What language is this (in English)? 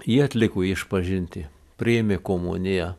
Lithuanian